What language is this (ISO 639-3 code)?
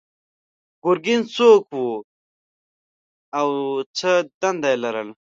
pus